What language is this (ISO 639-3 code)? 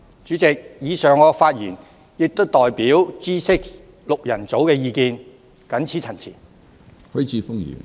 yue